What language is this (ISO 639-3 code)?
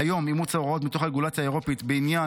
heb